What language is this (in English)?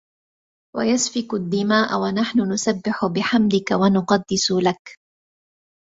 Arabic